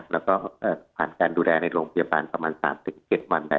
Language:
Thai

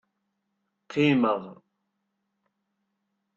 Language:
Kabyle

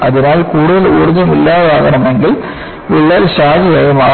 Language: Malayalam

